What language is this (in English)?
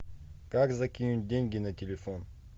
Russian